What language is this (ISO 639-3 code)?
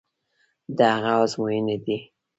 pus